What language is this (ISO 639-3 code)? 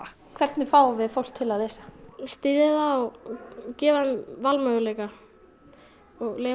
isl